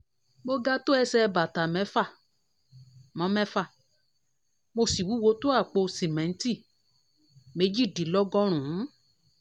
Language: Yoruba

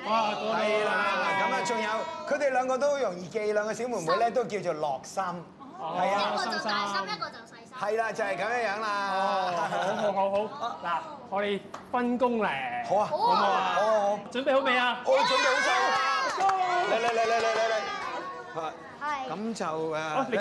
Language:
Chinese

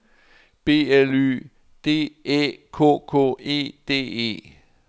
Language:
Danish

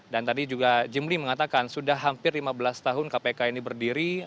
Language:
Indonesian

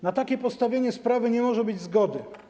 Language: Polish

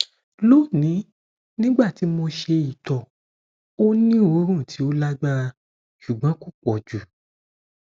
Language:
Yoruba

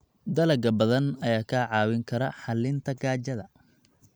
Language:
Somali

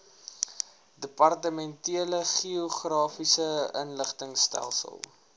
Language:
Afrikaans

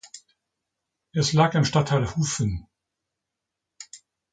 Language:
German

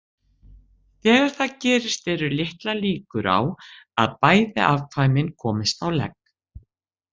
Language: Icelandic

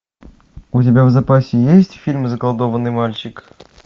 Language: Russian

